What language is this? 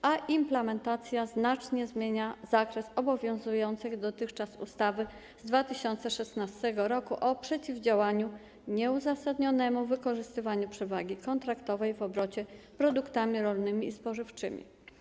Polish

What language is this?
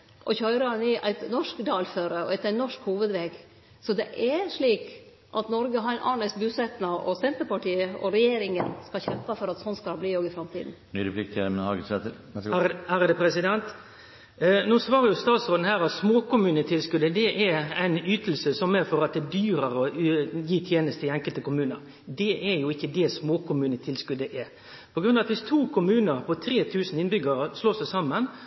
Norwegian Nynorsk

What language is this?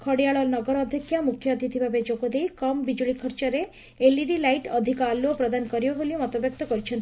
Odia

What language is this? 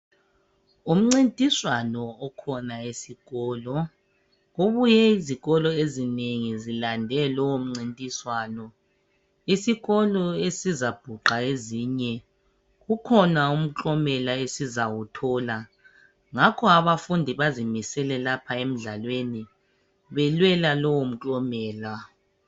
North Ndebele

